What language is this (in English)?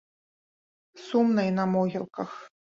Belarusian